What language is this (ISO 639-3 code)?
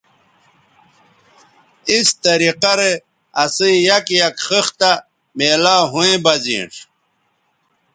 btv